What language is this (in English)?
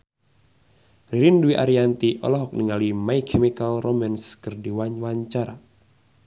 Sundanese